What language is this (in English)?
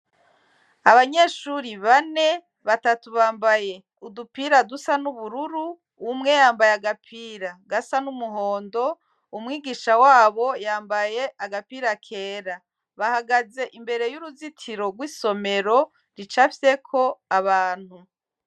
Rundi